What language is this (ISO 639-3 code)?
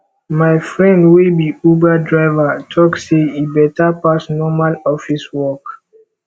pcm